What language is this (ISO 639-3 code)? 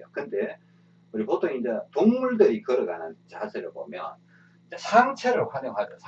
kor